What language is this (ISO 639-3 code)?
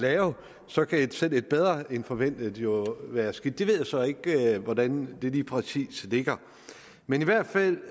dan